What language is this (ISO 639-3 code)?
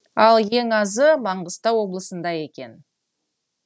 kaz